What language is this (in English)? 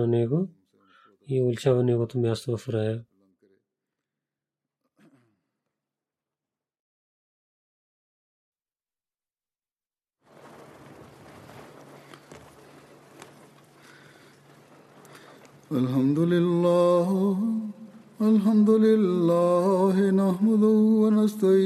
Bulgarian